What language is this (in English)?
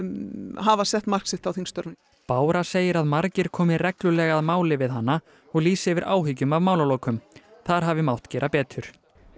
Icelandic